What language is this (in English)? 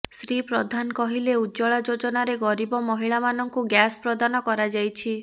Odia